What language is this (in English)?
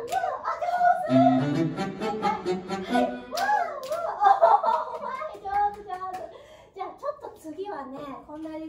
Japanese